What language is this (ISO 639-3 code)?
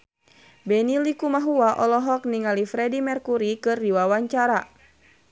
sun